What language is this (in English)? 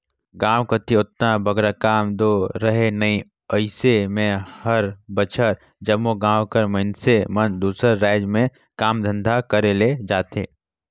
Chhattisgarhi